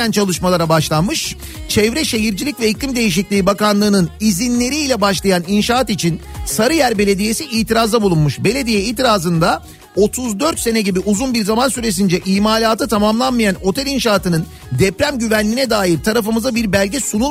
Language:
Turkish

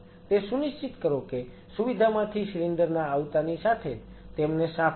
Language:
Gujarati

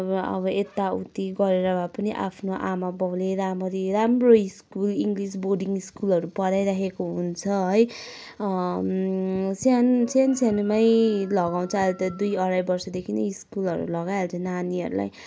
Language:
Nepali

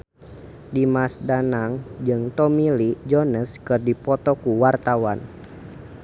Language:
Sundanese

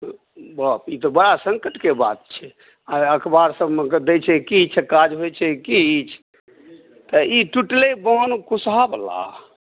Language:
Maithili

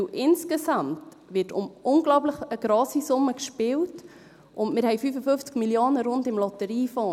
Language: Swiss German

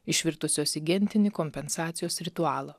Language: Lithuanian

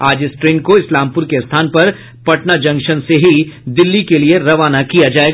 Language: Hindi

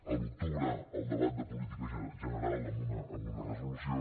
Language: Catalan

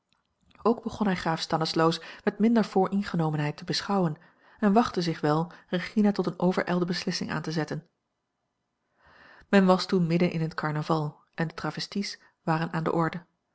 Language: Dutch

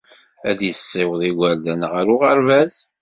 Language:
Kabyle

